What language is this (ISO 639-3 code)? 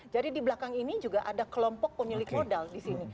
ind